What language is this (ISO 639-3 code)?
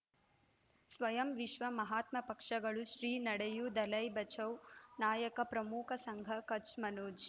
kan